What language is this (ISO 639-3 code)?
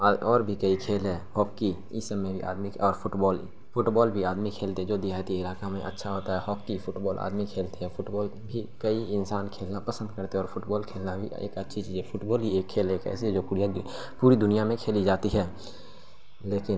urd